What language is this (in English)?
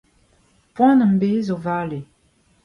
Breton